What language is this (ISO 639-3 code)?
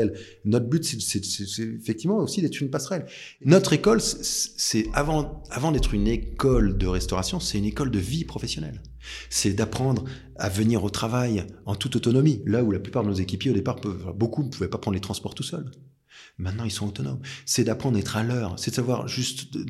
fra